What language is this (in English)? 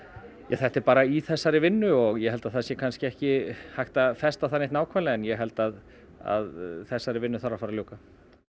Icelandic